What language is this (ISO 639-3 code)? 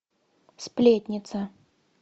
rus